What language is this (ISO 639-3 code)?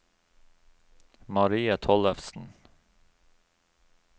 nor